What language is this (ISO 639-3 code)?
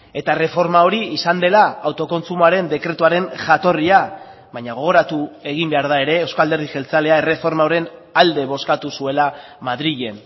eus